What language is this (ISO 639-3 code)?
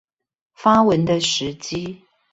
zho